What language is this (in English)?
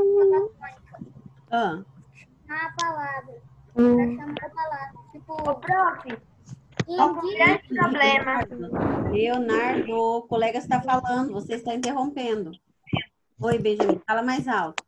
Portuguese